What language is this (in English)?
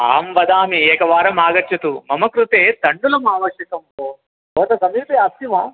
Sanskrit